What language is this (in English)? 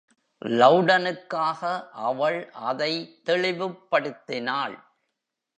Tamil